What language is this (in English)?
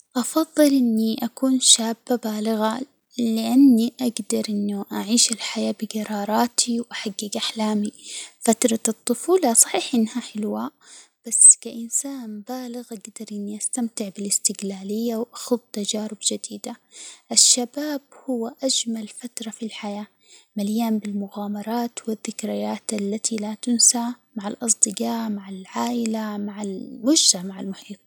Hijazi Arabic